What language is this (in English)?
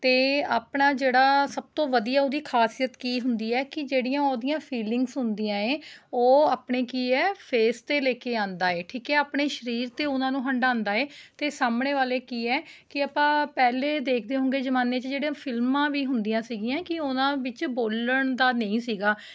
Punjabi